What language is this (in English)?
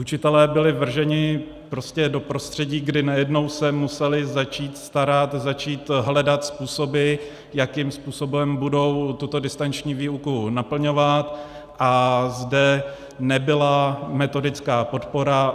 Czech